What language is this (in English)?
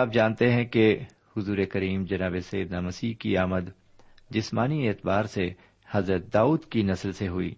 Urdu